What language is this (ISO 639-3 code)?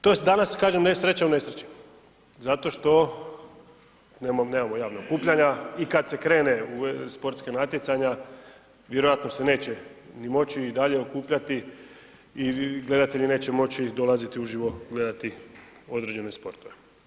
hrv